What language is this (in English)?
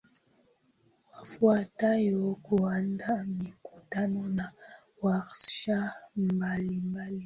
Swahili